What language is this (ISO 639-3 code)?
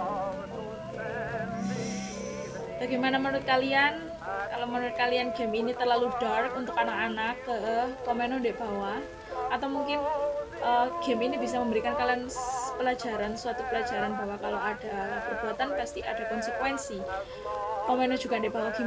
ind